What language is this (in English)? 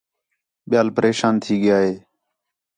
Khetrani